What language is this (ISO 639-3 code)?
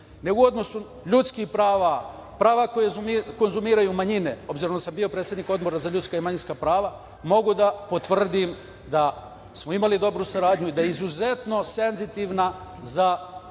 srp